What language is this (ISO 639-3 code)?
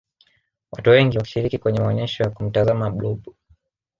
swa